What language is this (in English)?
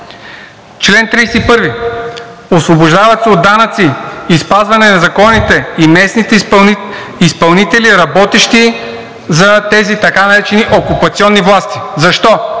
Bulgarian